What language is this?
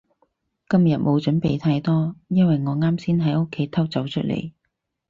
Cantonese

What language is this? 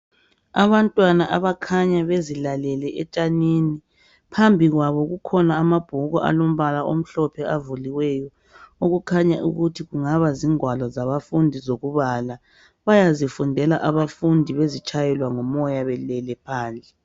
North Ndebele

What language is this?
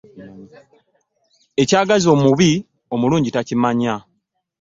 Ganda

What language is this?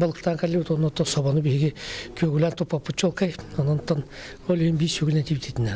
Russian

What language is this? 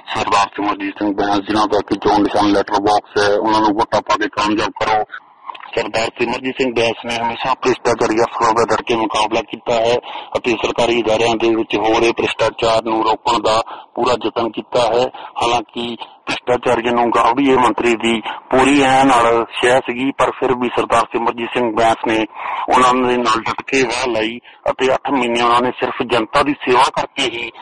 Punjabi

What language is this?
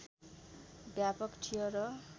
Nepali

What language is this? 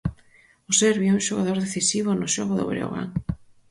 Galician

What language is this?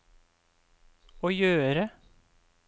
Norwegian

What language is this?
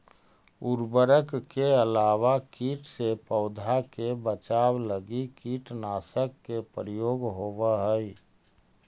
Magahi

